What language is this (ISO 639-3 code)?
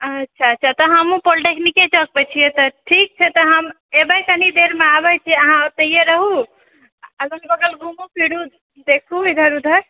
mai